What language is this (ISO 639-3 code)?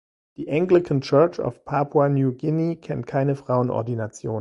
deu